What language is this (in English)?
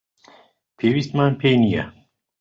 Central Kurdish